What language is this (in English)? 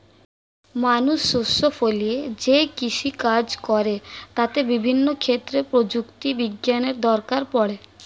Bangla